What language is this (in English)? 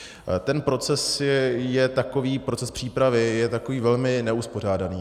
Czech